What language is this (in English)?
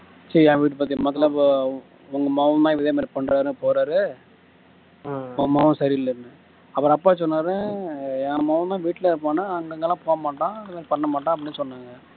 Tamil